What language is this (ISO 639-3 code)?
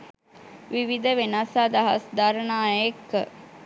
sin